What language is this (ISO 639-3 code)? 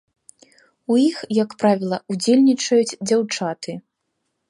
bel